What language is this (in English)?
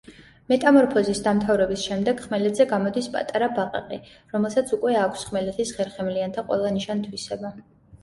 Georgian